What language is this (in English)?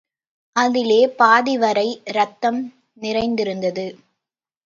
Tamil